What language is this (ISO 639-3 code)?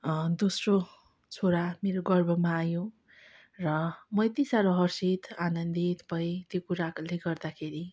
nep